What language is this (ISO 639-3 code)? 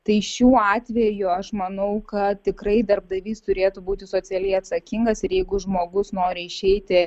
lit